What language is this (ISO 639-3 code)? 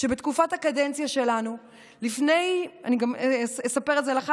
heb